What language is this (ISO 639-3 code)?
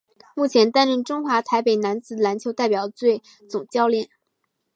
zho